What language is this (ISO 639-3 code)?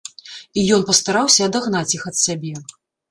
bel